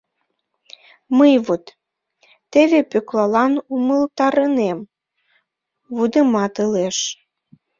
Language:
Mari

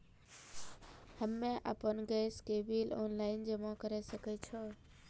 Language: Maithili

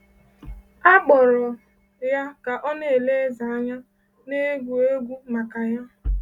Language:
Igbo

